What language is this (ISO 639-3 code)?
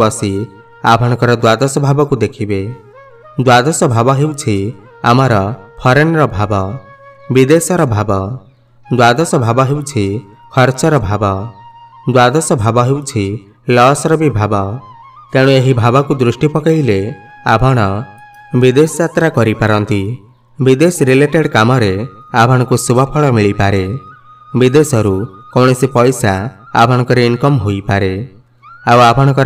hin